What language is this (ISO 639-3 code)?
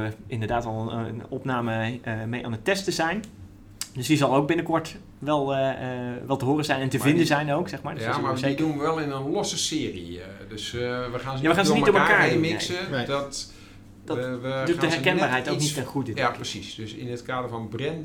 nld